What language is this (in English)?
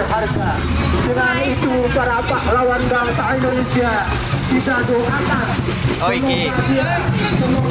Indonesian